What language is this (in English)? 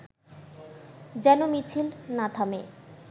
Bangla